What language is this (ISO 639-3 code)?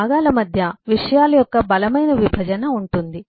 tel